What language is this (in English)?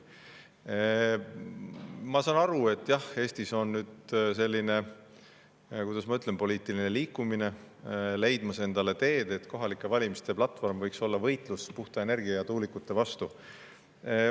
Estonian